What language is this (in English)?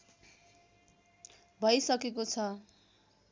Nepali